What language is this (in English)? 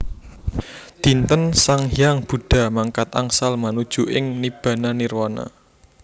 Javanese